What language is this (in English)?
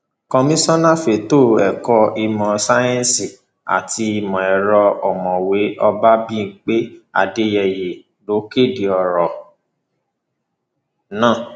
Yoruba